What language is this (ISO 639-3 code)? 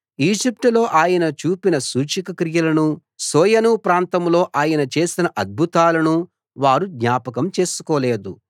tel